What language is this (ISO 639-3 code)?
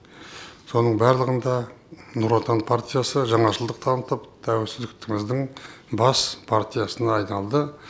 kaz